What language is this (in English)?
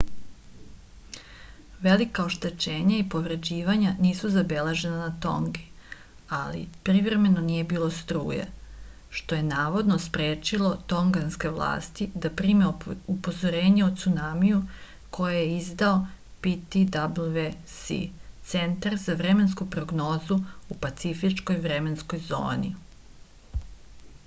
Serbian